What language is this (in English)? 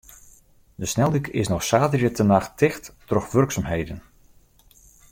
Western Frisian